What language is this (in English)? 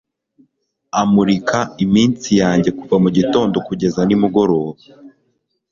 Kinyarwanda